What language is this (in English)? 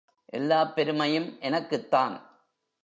Tamil